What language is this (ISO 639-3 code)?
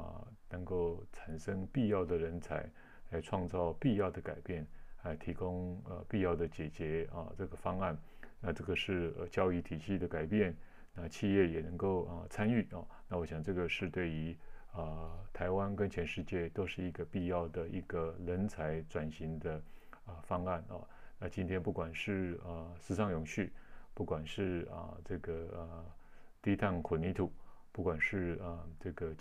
zho